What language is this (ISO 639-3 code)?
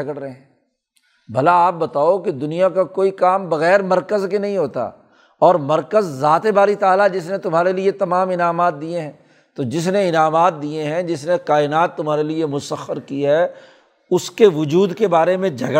urd